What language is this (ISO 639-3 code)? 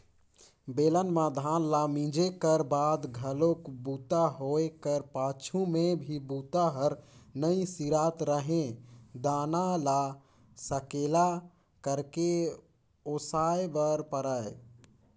hne